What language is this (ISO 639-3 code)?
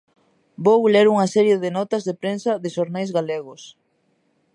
glg